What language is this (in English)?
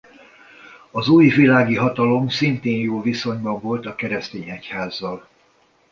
Hungarian